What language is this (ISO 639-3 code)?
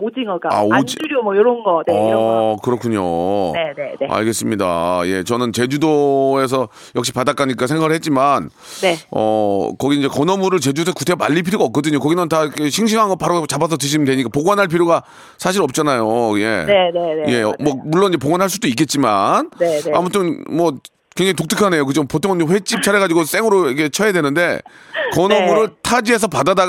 kor